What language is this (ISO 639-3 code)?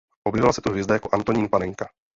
ces